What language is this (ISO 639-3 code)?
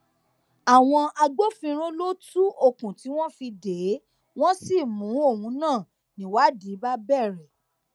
yor